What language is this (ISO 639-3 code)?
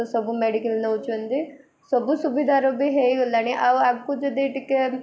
ori